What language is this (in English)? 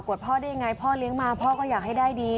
Thai